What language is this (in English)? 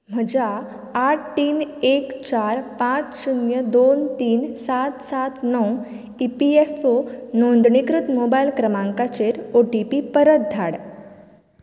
Konkani